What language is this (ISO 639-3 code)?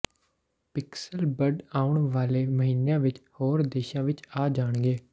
pan